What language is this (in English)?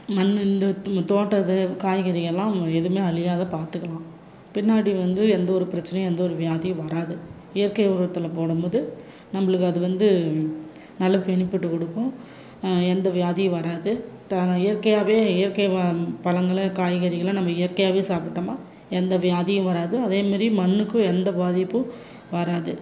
Tamil